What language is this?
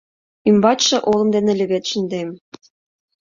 Mari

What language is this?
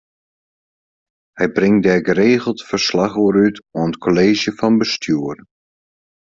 Western Frisian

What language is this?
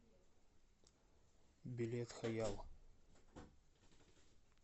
Russian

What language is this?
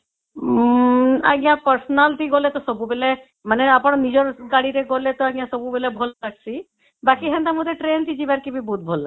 Odia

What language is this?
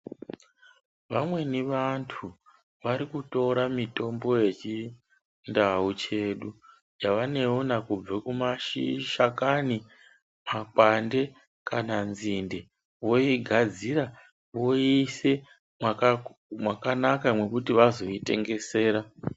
Ndau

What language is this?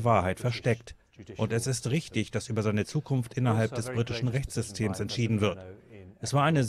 German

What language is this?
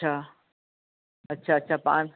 Sindhi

